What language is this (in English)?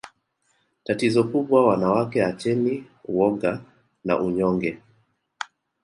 Swahili